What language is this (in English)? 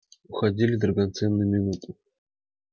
Russian